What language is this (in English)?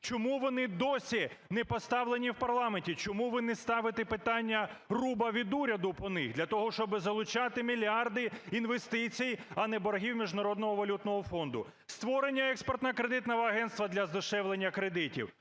Ukrainian